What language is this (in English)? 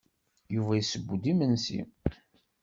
Kabyle